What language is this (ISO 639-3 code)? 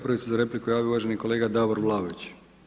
hrv